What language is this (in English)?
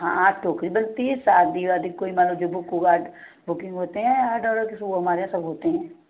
Hindi